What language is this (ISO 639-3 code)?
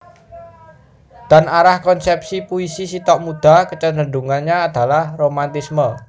jav